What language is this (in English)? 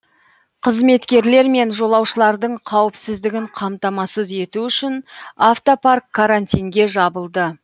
Kazakh